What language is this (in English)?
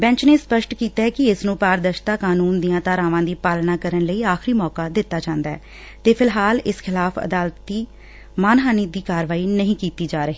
Punjabi